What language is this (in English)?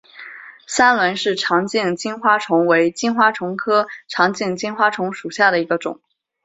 Chinese